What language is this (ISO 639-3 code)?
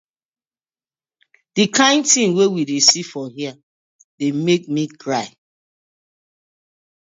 pcm